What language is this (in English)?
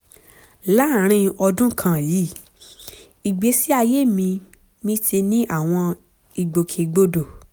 Yoruba